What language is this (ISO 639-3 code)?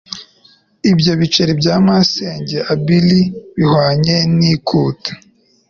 kin